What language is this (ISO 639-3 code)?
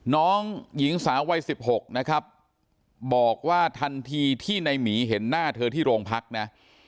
tha